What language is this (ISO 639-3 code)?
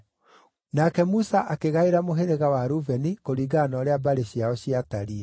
kik